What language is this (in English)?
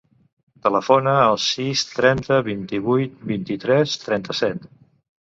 Catalan